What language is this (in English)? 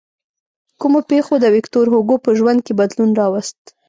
Pashto